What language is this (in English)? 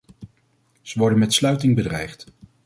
Dutch